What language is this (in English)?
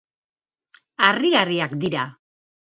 Basque